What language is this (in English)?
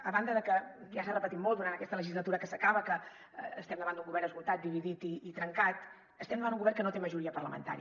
Catalan